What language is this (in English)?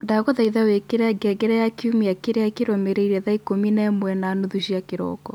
Kikuyu